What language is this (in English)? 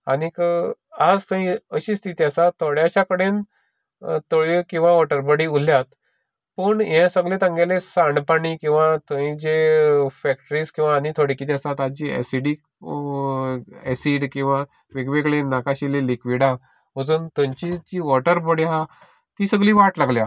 Konkani